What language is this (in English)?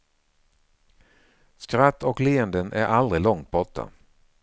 Swedish